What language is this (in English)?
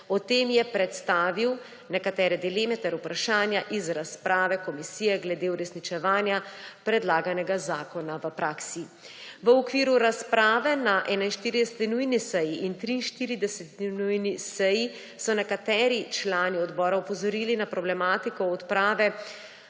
Slovenian